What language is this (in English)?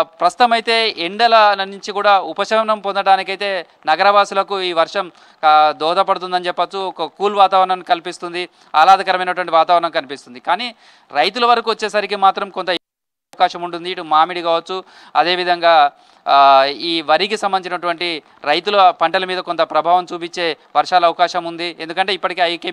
Telugu